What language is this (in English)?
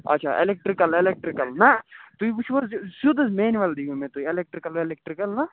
Kashmiri